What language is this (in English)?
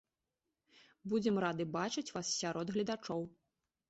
Belarusian